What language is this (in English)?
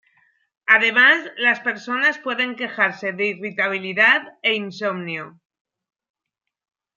Spanish